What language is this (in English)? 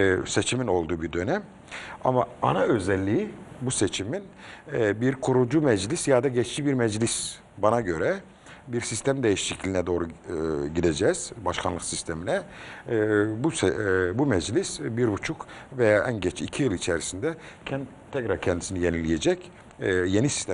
Turkish